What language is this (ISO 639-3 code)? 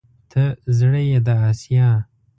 pus